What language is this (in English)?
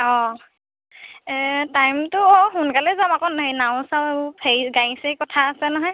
Assamese